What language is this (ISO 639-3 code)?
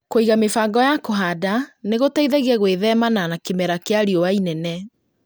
kik